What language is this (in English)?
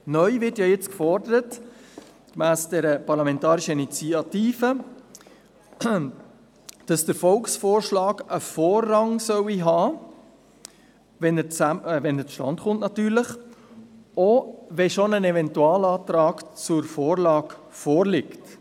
Swiss German